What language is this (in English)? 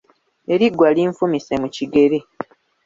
Ganda